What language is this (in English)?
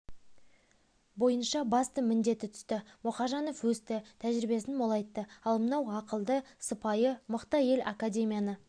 Kazakh